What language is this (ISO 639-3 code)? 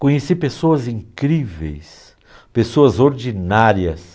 por